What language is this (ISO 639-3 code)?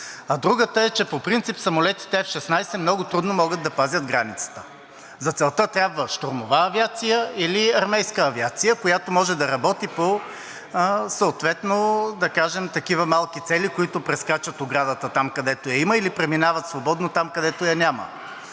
bul